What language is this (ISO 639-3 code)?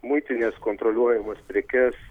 lit